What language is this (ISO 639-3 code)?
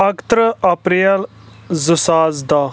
kas